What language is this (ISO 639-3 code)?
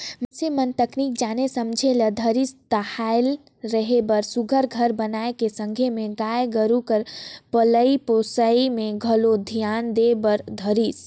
hne